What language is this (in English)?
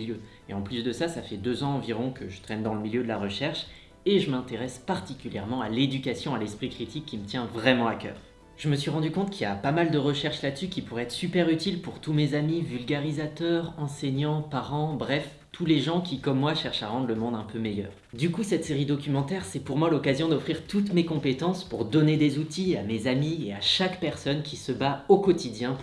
French